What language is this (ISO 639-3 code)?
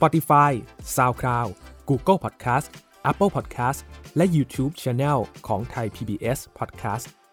tha